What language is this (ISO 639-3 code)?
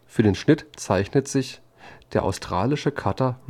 deu